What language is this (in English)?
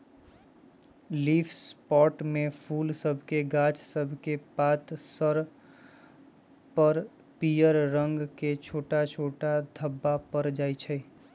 Magahi